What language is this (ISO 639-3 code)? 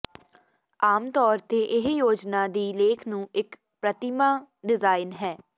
pan